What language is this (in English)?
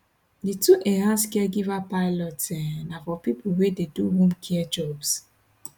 Nigerian Pidgin